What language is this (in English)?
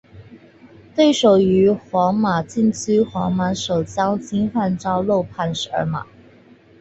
Chinese